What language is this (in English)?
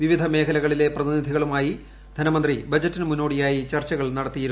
Malayalam